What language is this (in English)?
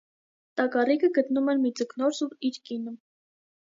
Armenian